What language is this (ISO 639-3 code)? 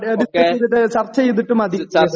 mal